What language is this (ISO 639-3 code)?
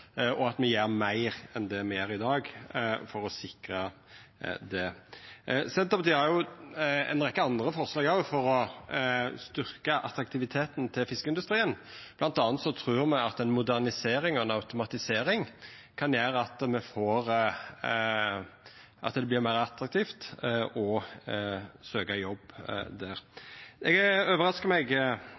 nno